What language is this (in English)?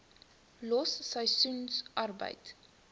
Afrikaans